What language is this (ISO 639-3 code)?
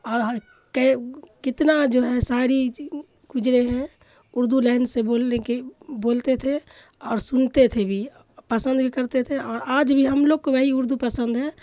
urd